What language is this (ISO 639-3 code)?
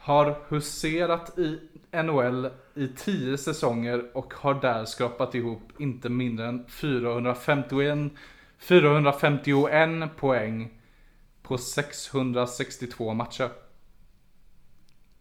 swe